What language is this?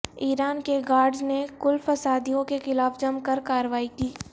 Urdu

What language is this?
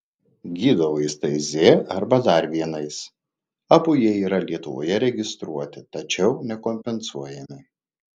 Lithuanian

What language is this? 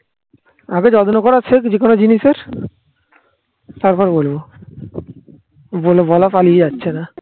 Bangla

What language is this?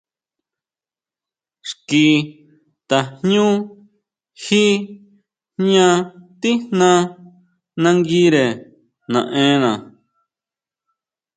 Huautla Mazatec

